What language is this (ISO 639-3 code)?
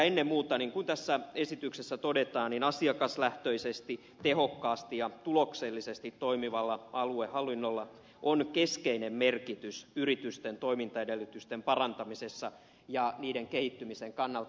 fin